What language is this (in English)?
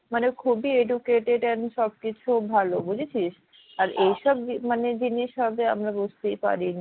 Bangla